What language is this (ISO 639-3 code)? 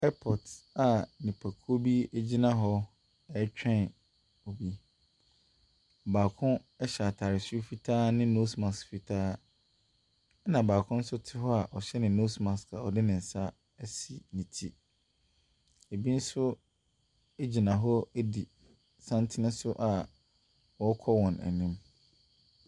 aka